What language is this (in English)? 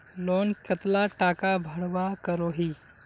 Magahi